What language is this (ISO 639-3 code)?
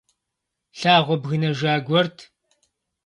kbd